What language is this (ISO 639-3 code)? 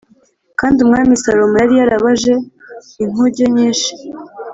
kin